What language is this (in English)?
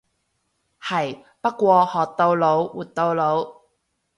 Cantonese